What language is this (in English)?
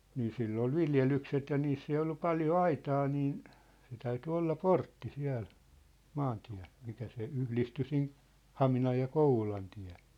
Finnish